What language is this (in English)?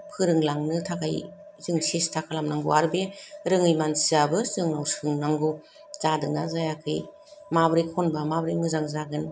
Bodo